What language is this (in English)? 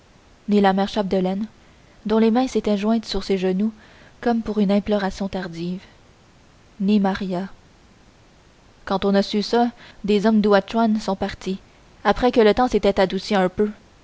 French